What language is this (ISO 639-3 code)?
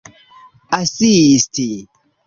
epo